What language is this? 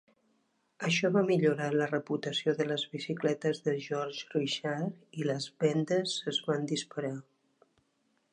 Catalan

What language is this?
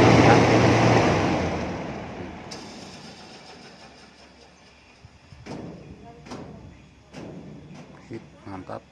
Indonesian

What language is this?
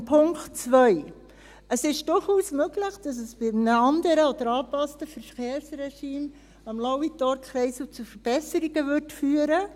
Swiss German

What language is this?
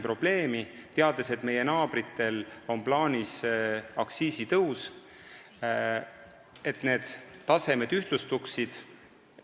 Estonian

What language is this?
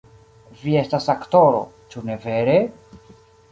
Esperanto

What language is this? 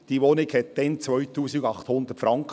Swiss German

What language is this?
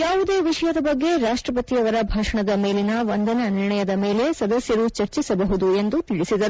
Kannada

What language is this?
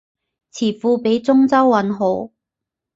Cantonese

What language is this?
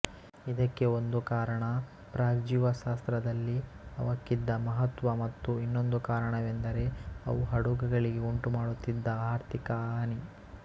Kannada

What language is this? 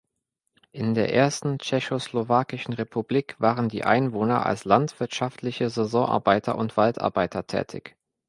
German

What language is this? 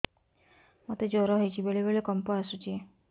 Odia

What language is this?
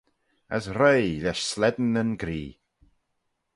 Manx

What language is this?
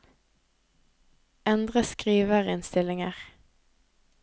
Norwegian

